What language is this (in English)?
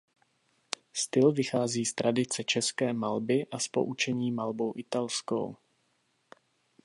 Czech